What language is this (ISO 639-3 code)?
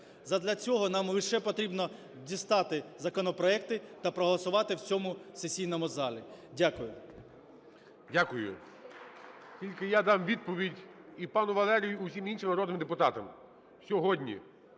ukr